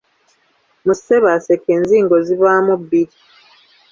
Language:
Ganda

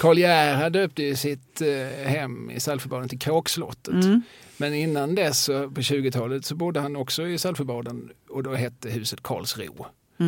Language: Swedish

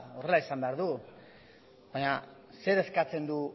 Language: Basque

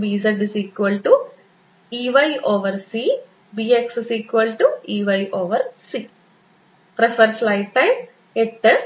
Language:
Malayalam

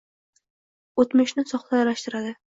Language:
Uzbek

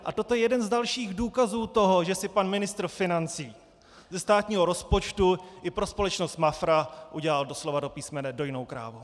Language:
Czech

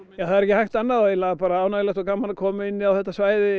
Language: Icelandic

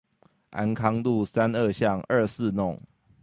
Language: Chinese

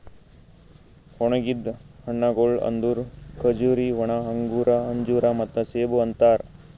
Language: Kannada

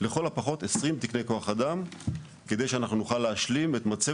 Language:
Hebrew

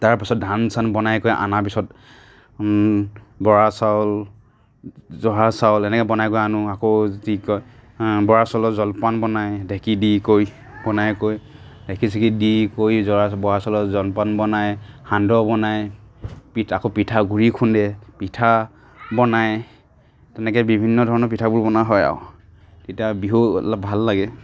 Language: Assamese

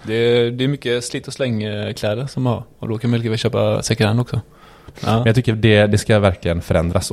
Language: Swedish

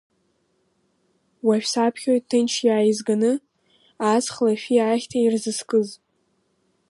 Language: Abkhazian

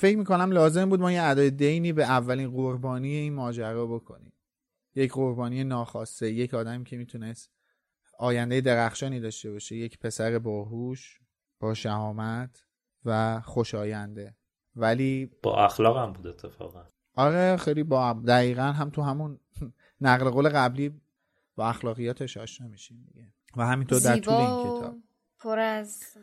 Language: Persian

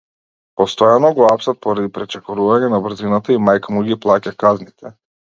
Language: Macedonian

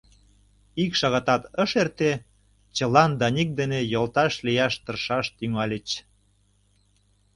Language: Mari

